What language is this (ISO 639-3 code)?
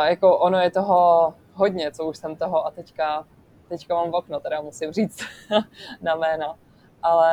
ces